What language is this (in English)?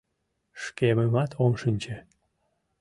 Mari